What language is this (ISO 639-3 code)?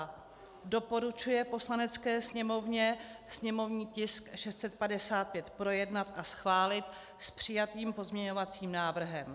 ces